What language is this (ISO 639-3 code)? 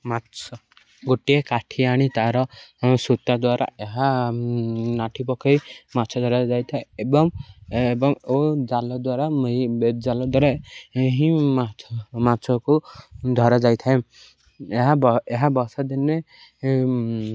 ori